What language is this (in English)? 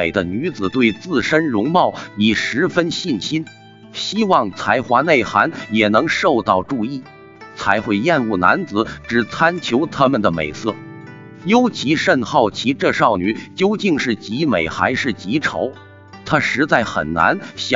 Chinese